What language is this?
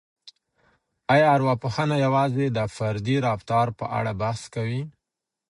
Pashto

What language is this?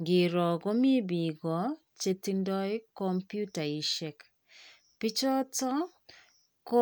Kalenjin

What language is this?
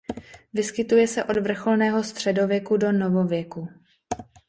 Czech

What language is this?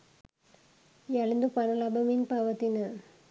Sinhala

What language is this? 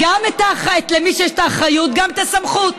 Hebrew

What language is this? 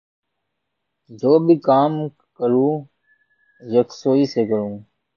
Urdu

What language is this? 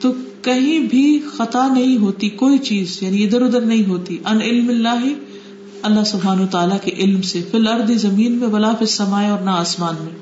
Urdu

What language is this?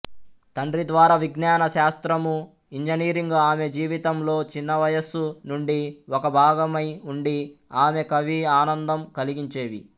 Telugu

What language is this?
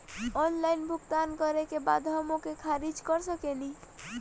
Bhojpuri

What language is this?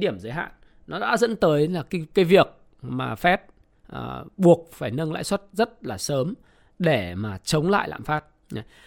Vietnamese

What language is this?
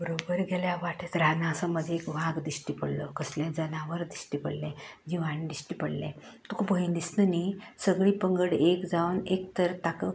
Konkani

